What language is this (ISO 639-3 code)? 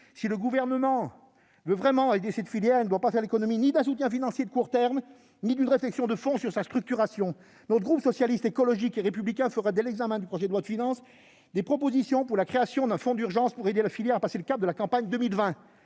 fra